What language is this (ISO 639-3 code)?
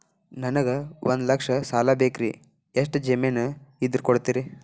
kan